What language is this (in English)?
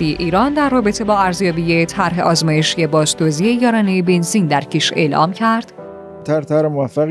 Persian